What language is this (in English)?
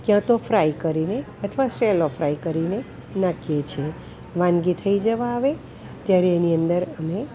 Gujarati